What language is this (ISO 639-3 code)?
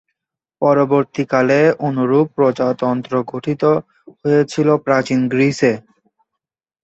ben